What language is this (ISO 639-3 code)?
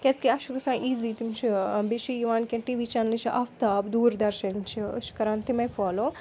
kas